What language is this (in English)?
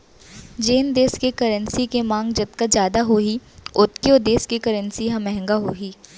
Chhattisgarhi